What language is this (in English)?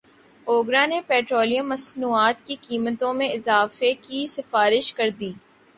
Urdu